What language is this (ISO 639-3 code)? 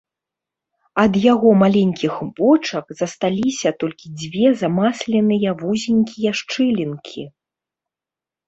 bel